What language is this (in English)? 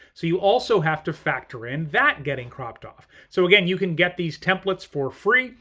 English